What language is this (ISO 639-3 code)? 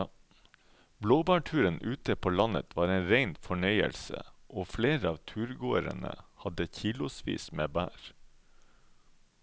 nor